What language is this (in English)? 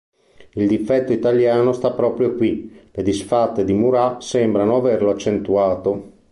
Italian